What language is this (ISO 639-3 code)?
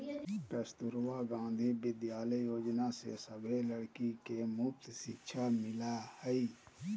mag